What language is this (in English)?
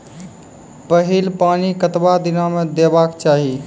Maithili